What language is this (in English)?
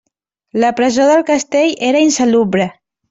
Catalan